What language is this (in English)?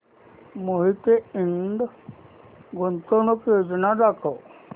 Marathi